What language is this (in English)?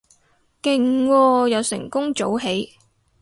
Cantonese